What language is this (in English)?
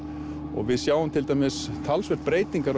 Icelandic